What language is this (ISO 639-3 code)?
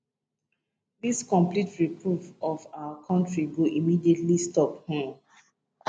pcm